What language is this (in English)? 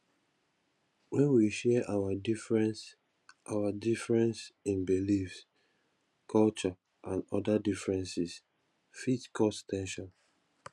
Nigerian Pidgin